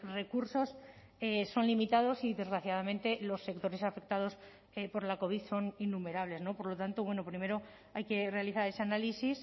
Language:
Spanish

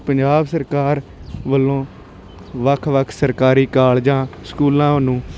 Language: Punjabi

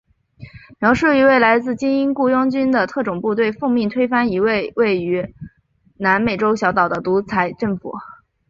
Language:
Chinese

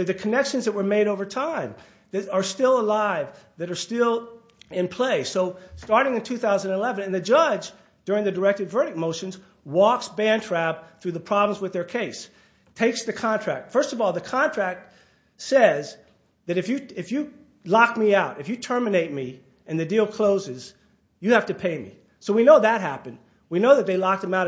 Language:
English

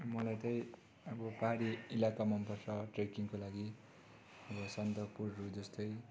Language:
Nepali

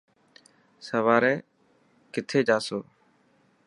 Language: Dhatki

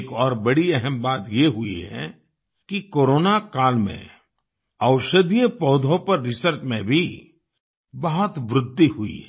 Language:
Hindi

